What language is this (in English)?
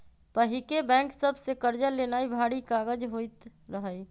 Magahi